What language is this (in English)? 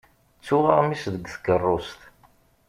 Kabyle